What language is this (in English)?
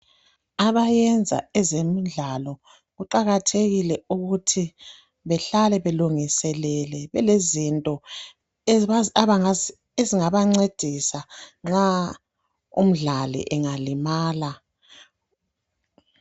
North Ndebele